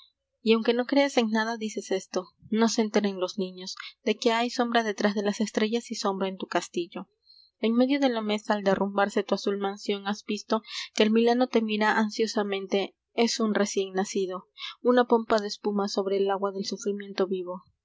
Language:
Spanish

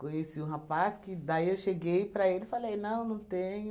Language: Portuguese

